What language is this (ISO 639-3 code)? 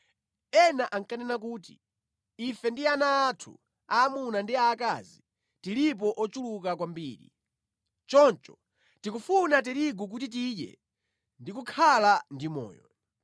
nya